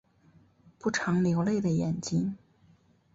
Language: Chinese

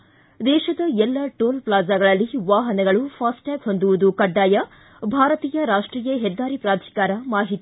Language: Kannada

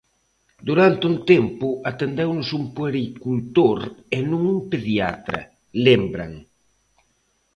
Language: Galician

